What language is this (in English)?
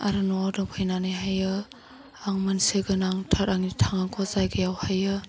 Bodo